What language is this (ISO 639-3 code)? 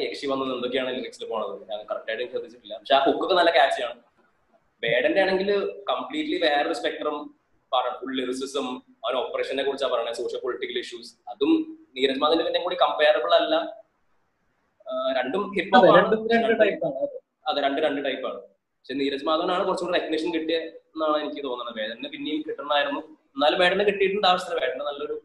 mal